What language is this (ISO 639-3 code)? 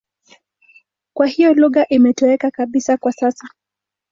swa